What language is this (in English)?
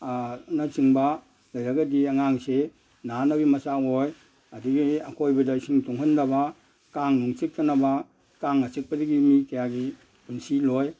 Manipuri